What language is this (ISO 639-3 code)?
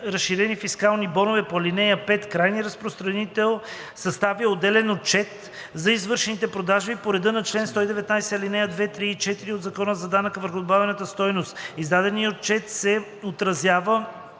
bul